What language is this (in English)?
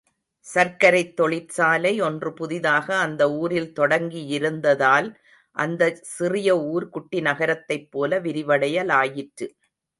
Tamil